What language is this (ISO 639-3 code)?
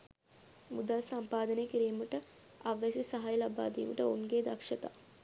sin